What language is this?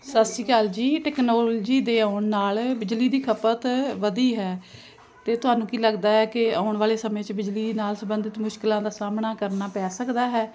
Punjabi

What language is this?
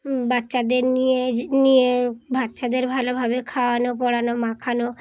Bangla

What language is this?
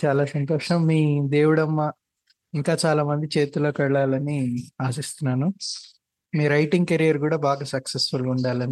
Telugu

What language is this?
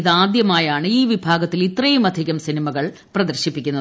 Malayalam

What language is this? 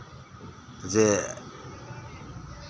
Santali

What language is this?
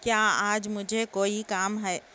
Urdu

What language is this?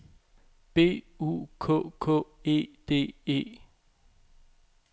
Danish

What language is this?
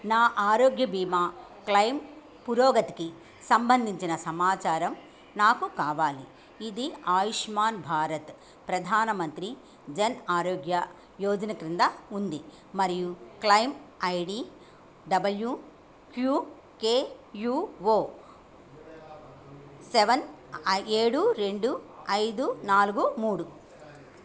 Telugu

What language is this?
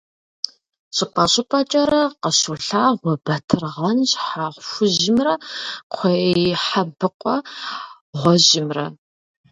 Kabardian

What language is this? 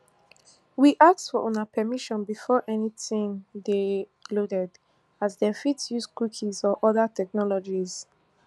Nigerian Pidgin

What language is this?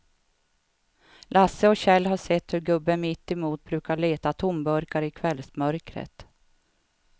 Swedish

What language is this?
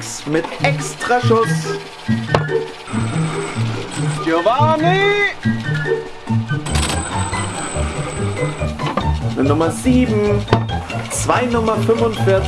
German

